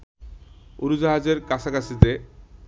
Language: Bangla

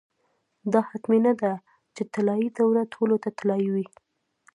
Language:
Pashto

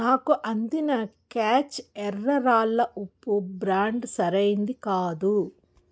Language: Telugu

